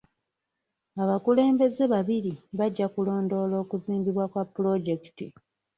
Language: Ganda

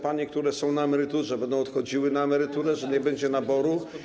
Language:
Polish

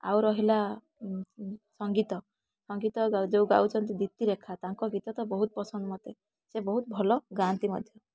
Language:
Odia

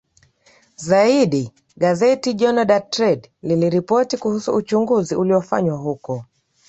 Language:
Swahili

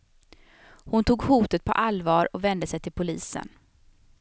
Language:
Swedish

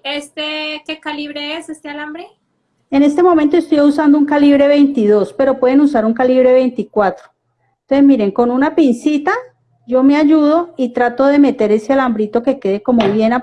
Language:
Spanish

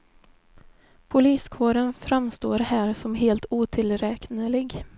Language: Swedish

